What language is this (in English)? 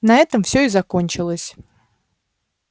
Russian